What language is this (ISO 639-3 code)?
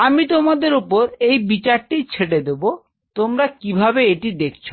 ben